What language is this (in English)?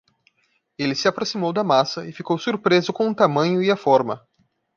Portuguese